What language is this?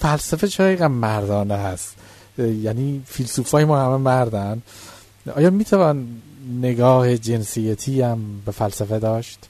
Persian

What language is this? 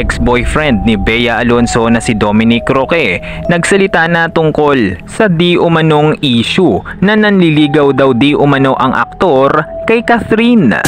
Filipino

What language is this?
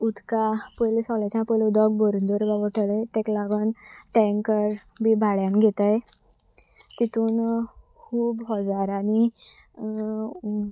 Konkani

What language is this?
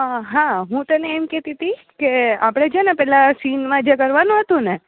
Gujarati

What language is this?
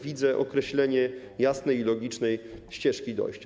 Polish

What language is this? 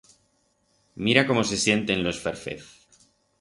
Aragonese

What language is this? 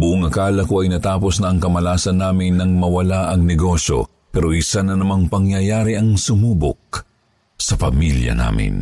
Filipino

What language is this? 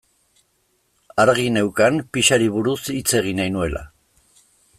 Basque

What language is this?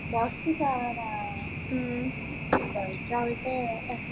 Malayalam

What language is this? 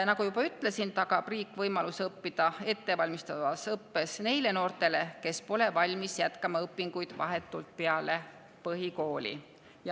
Estonian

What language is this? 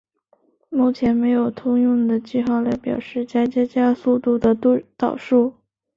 Chinese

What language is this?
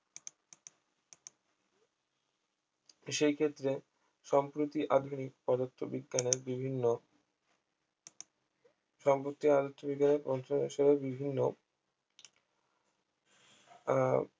Bangla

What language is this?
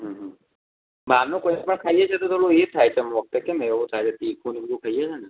Gujarati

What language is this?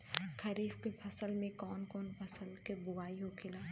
Bhojpuri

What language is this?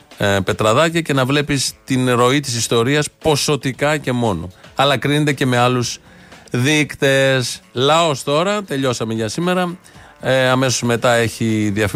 Greek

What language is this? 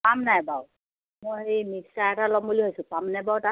Assamese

